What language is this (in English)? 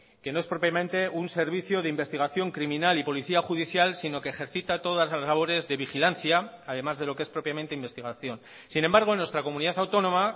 Spanish